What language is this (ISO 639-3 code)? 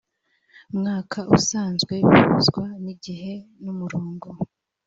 kin